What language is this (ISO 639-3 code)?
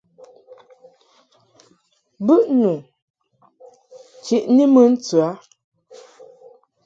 mhk